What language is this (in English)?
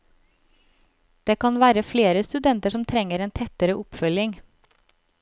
Norwegian